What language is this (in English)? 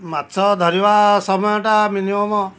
Odia